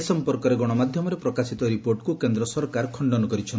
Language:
Odia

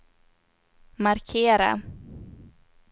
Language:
Swedish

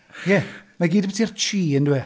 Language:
Welsh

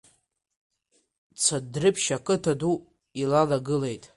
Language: Abkhazian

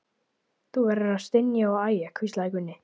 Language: Icelandic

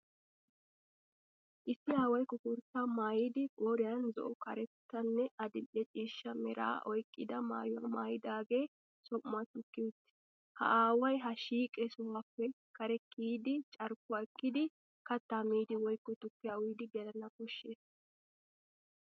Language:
Wolaytta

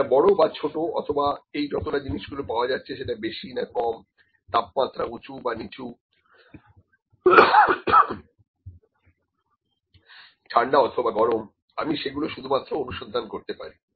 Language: Bangla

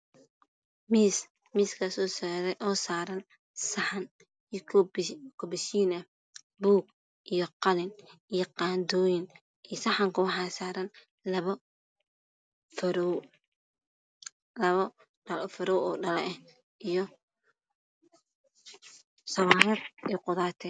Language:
Somali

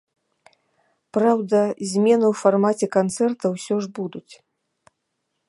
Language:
Belarusian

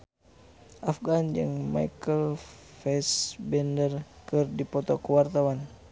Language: Sundanese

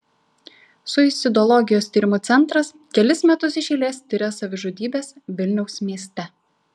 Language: Lithuanian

